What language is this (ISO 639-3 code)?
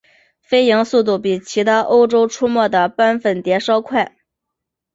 zho